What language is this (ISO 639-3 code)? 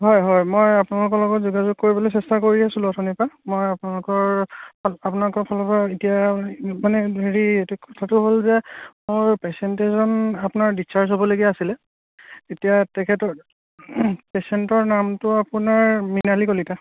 asm